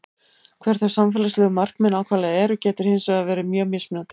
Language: Icelandic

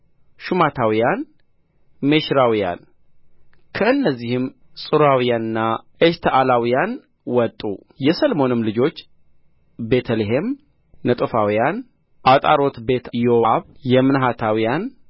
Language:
Amharic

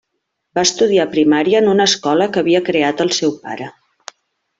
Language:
Catalan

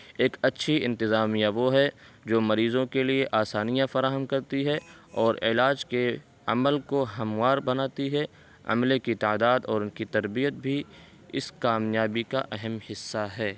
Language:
Urdu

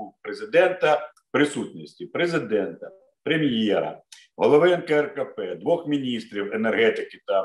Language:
Ukrainian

